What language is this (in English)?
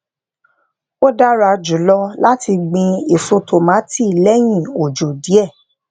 Yoruba